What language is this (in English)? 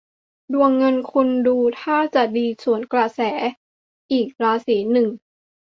Thai